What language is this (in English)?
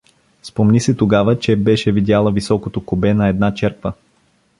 Bulgarian